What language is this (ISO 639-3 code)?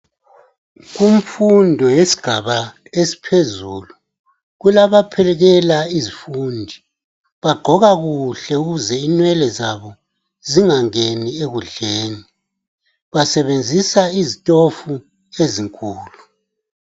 nde